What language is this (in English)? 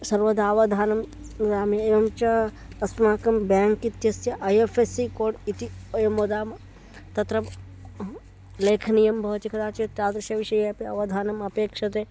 Sanskrit